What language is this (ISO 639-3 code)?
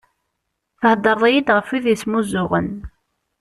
kab